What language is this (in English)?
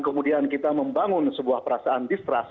Indonesian